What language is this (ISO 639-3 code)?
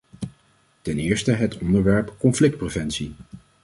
nld